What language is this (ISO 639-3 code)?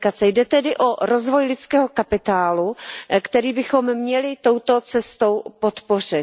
ces